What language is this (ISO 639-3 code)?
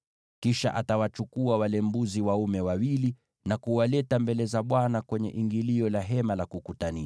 swa